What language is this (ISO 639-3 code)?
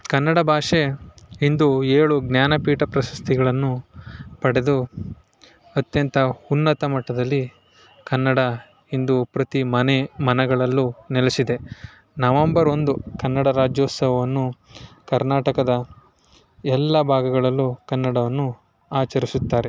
kan